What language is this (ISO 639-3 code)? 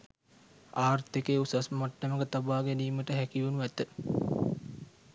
sin